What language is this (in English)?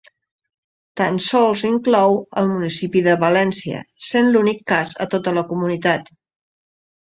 Catalan